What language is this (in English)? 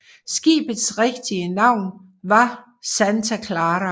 Danish